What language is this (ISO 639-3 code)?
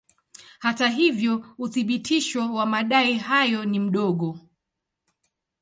swa